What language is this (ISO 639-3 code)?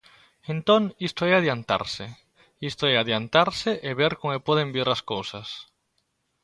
glg